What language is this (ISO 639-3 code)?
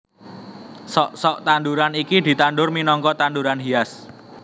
jav